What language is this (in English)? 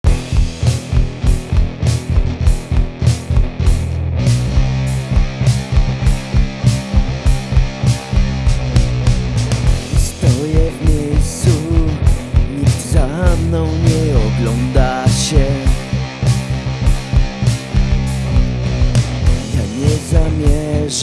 Polish